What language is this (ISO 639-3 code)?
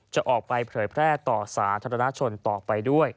tha